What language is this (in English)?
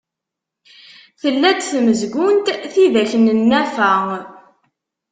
Kabyle